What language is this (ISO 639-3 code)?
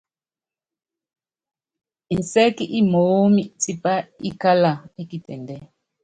yav